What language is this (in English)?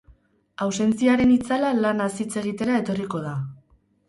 Basque